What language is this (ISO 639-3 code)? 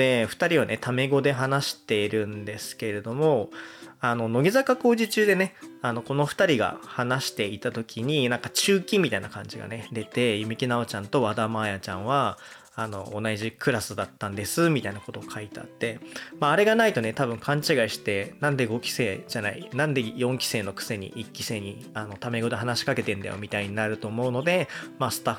jpn